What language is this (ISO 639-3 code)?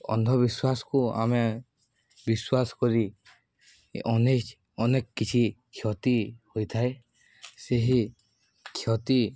ori